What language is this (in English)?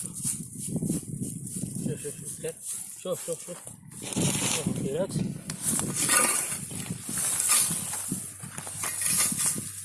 Arabic